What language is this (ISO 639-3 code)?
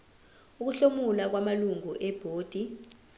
zul